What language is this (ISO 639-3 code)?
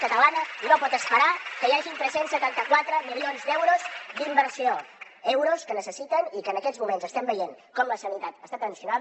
cat